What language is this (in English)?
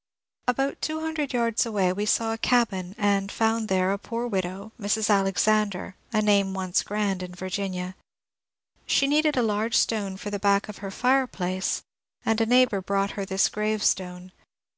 English